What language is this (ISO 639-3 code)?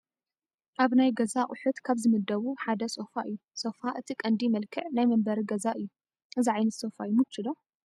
tir